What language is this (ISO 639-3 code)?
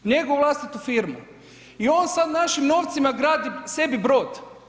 hrv